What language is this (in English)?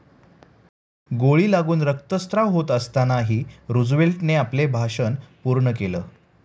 Marathi